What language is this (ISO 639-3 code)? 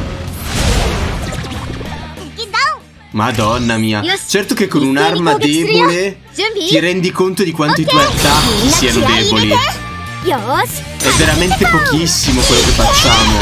ita